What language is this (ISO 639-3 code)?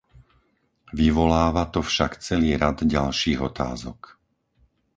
slk